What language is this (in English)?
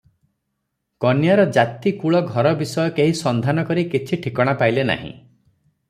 Odia